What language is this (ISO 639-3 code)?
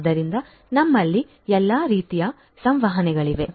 kan